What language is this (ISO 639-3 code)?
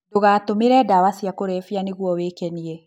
kik